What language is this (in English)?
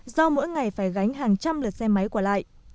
Vietnamese